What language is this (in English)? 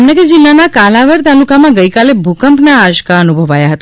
Gujarati